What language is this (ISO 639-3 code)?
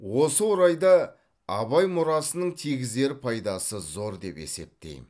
kaz